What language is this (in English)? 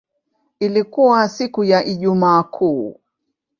Swahili